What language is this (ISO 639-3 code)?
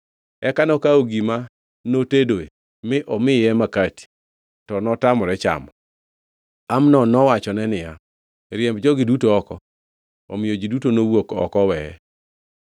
luo